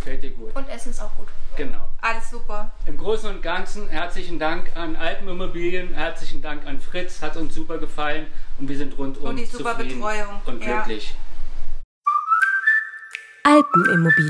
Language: German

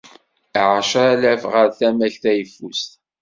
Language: Kabyle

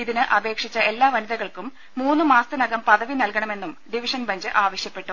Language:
Malayalam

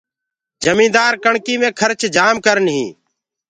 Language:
Gurgula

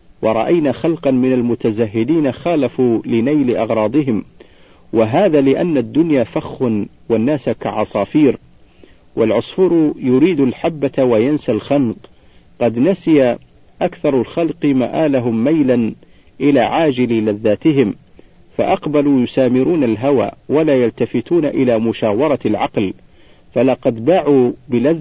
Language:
Arabic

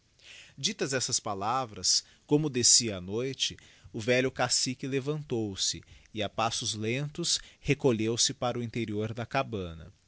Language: Portuguese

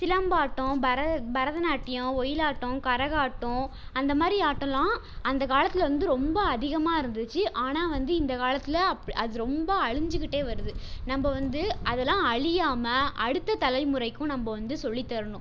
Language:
Tamil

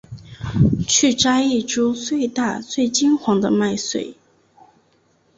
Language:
Chinese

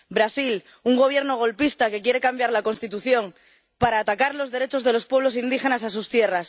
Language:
Spanish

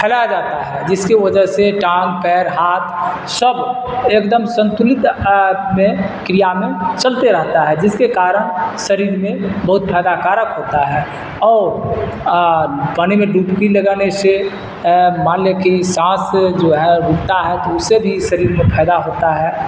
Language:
Urdu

